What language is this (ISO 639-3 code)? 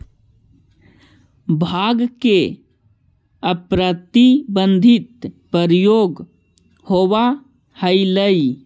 mag